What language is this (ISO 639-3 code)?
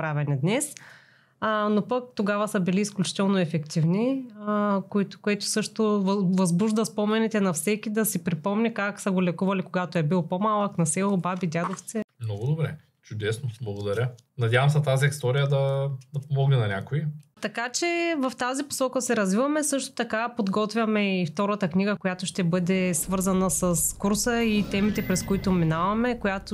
bul